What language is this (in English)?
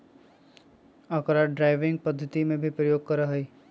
Magahi